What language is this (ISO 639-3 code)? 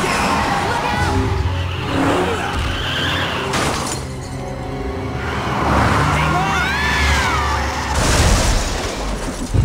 pol